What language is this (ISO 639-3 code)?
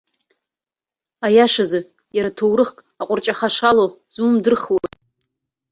abk